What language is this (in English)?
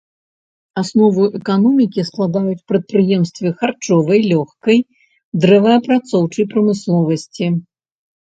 Belarusian